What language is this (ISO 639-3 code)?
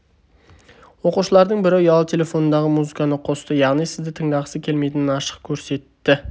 kaz